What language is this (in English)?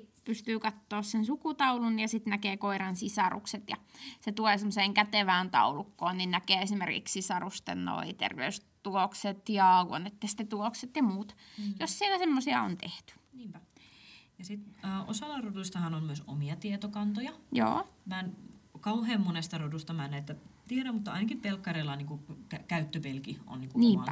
Finnish